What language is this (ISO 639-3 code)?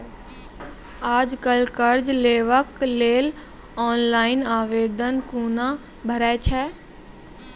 mai